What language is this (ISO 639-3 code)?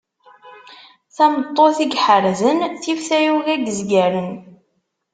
kab